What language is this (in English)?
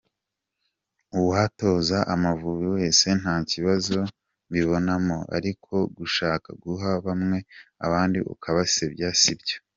Kinyarwanda